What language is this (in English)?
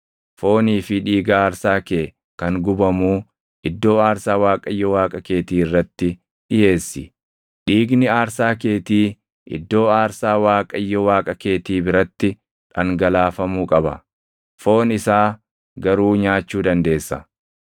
Oromo